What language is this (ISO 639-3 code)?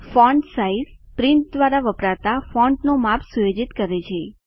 guj